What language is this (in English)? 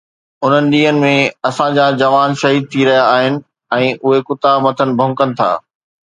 Sindhi